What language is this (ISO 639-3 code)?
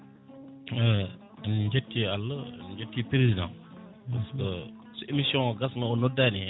ful